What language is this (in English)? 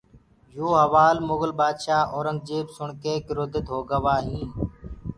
Gurgula